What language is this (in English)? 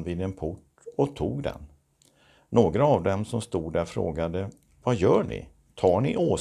Swedish